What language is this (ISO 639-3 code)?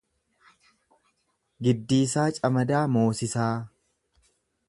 orm